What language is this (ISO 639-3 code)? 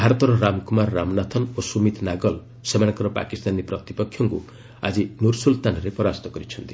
ori